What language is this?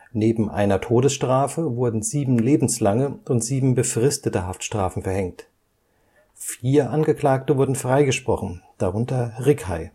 German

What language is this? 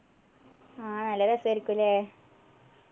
Malayalam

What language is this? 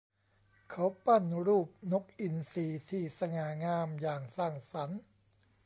Thai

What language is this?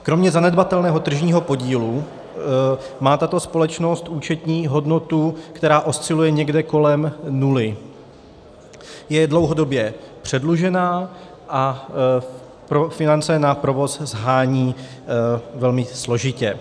Czech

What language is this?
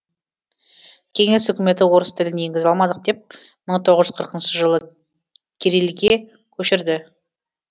Kazakh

